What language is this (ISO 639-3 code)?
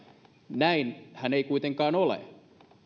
fin